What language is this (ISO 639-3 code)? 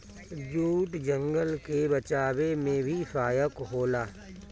bho